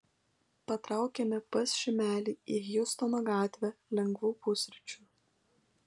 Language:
Lithuanian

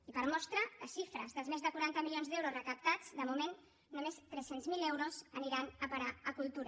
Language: Catalan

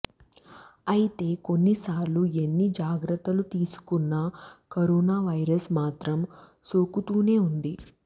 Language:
Telugu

